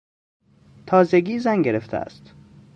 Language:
Persian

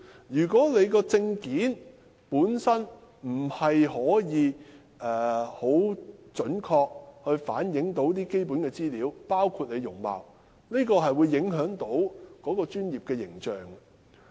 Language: Cantonese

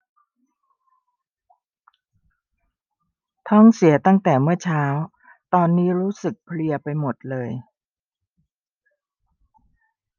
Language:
Thai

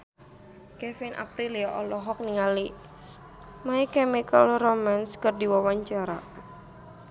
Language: Sundanese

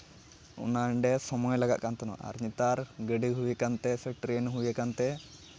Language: Santali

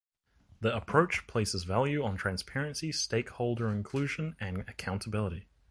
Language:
English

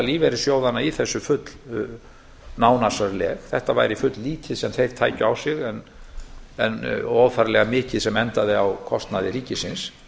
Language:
Icelandic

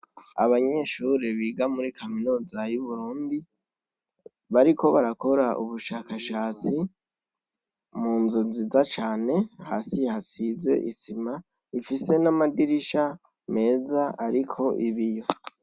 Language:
Rundi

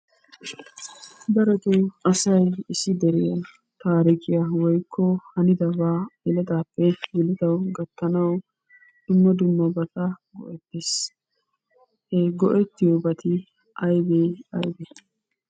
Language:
Wolaytta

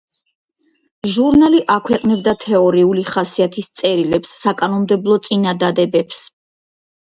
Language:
Georgian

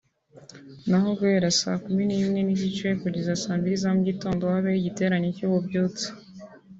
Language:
Kinyarwanda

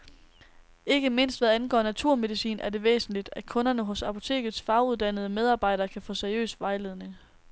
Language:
Danish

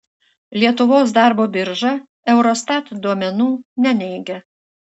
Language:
Lithuanian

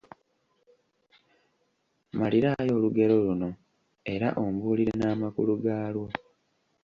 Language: Ganda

